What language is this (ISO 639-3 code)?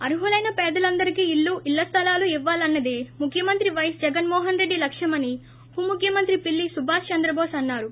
tel